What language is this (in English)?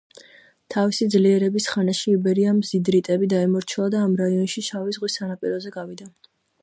Georgian